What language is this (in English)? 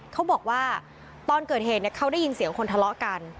Thai